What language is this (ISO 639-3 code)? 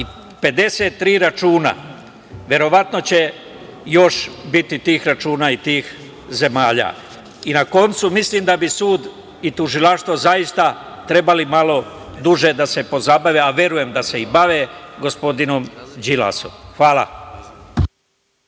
srp